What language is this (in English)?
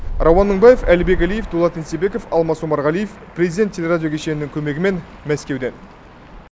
Kazakh